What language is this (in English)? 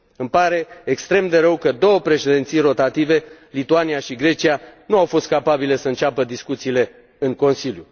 Romanian